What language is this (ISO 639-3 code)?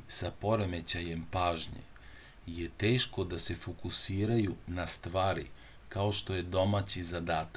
srp